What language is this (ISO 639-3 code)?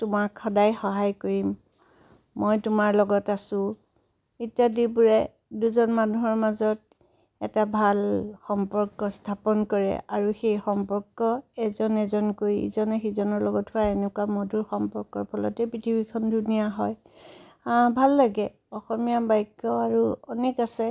asm